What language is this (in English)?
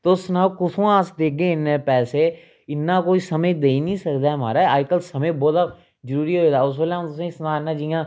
Dogri